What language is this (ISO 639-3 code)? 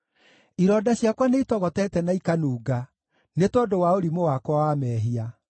kik